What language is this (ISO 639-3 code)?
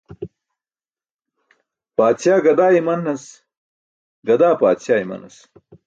bsk